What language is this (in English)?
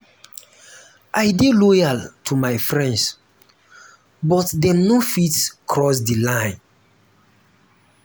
Nigerian Pidgin